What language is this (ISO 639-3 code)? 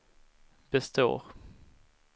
swe